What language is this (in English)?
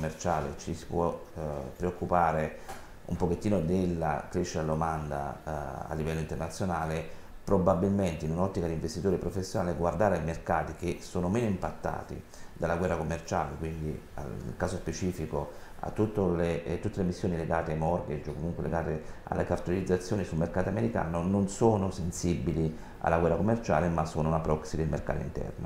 Italian